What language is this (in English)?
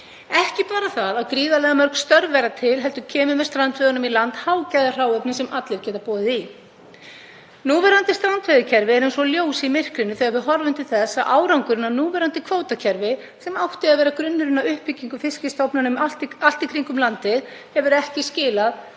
Icelandic